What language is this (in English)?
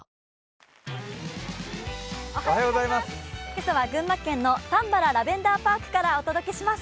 Japanese